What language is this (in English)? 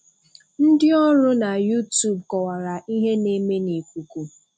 Igbo